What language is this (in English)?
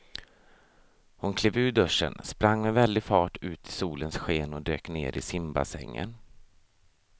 Swedish